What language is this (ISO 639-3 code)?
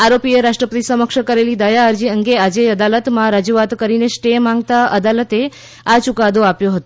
guj